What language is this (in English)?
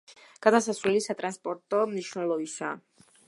Georgian